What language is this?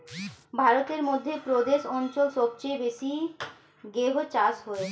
Bangla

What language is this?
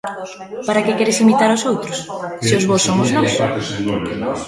Galician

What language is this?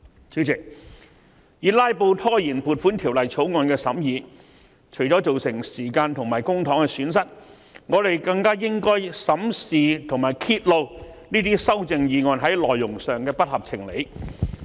Cantonese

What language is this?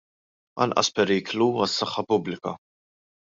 Maltese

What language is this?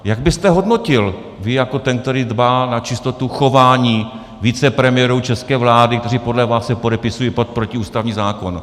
Czech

